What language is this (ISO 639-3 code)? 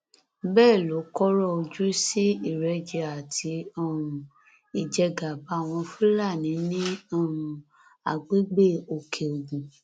yor